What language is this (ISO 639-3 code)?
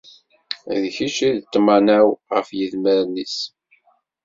kab